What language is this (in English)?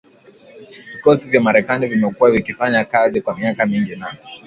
Swahili